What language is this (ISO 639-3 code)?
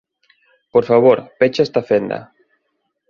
glg